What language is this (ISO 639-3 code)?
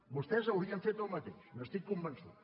cat